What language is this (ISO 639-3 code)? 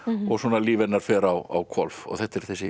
isl